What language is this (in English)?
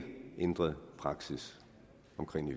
Danish